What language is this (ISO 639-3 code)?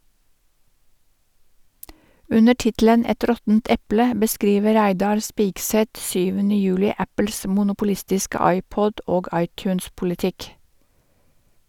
nor